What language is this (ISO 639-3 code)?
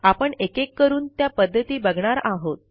mar